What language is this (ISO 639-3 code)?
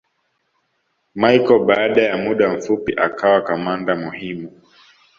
swa